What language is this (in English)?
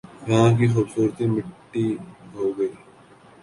Urdu